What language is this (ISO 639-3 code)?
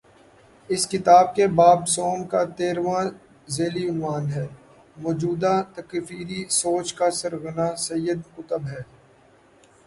urd